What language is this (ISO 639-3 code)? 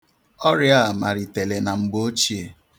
ibo